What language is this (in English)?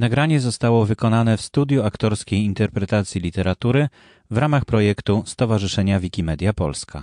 Polish